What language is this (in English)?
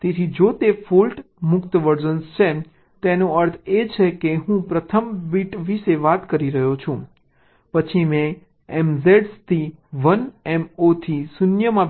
Gujarati